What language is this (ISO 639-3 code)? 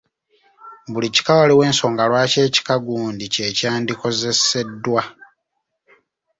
lug